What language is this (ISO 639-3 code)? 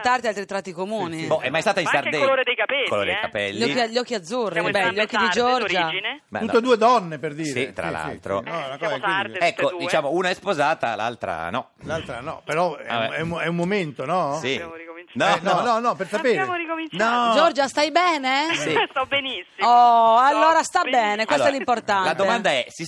ita